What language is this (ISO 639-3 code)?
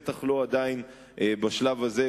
heb